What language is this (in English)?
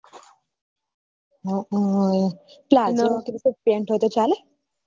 Gujarati